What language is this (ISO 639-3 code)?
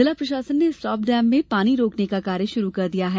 hin